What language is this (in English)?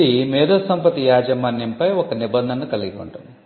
Telugu